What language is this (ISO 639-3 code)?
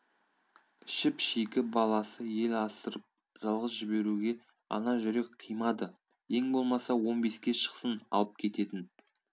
kaz